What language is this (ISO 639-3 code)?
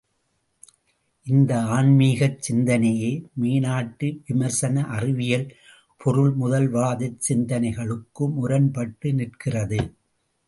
tam